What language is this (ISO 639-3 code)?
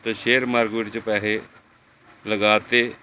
pan